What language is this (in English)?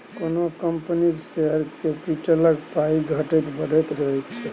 Maithili